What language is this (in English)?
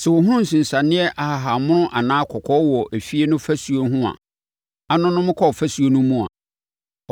Akan